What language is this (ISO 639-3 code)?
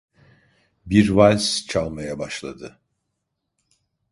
tur